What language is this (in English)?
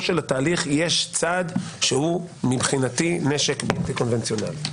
Hebrew